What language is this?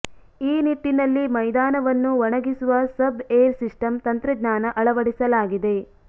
Kannada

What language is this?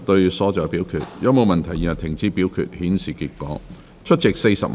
Cantonese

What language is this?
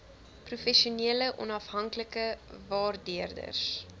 Afrikaans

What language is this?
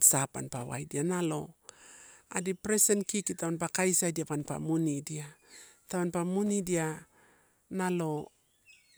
Torau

